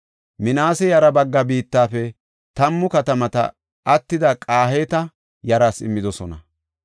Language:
Gofa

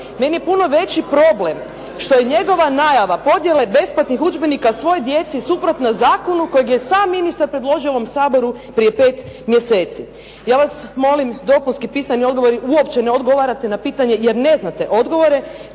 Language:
Croatian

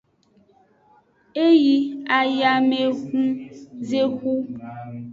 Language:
Aja (Benin)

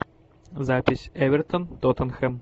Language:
Russian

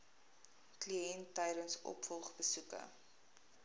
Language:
Afrikaans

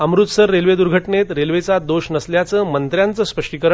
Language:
Marathi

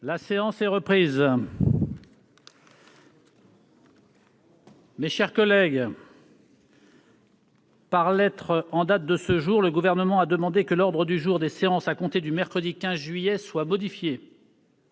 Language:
French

